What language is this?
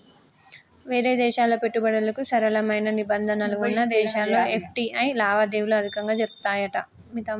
Telugu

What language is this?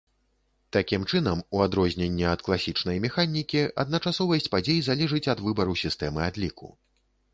Belarusian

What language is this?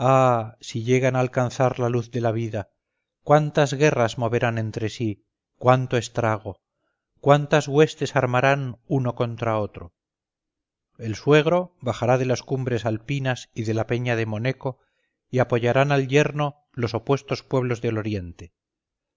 Spanish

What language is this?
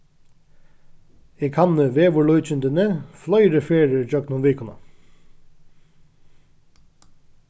Faroese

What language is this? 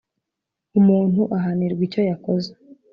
Kinyarwanda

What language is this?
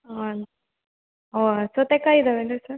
Kannada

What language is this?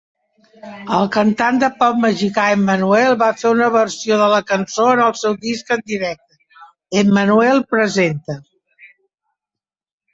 Catalan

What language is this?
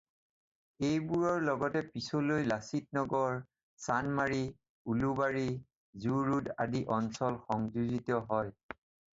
Assamese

